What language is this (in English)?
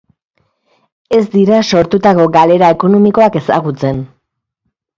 Basque